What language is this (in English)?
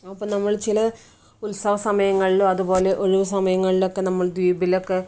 Malayalam